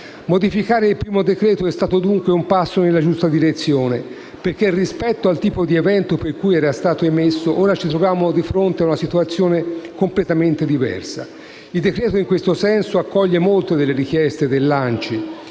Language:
Italian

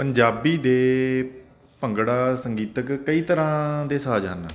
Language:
Punjabi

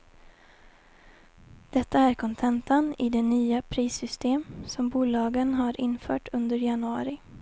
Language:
Swedish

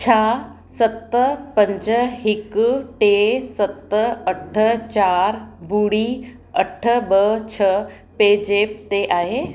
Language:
Sindhi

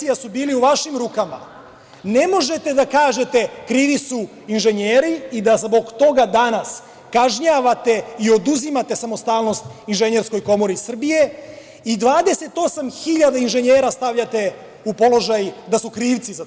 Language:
Serbian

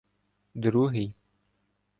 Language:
Ukrainian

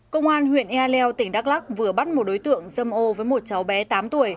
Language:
Vietnamese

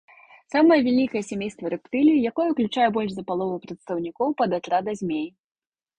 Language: Belarusian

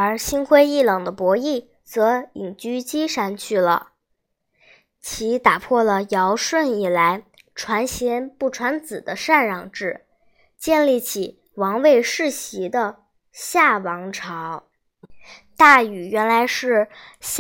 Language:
Chinese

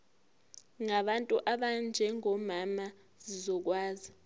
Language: Zulu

